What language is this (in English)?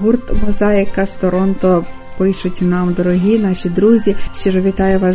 Ukrainian